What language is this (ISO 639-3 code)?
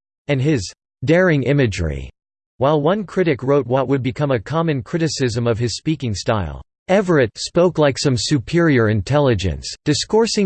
eng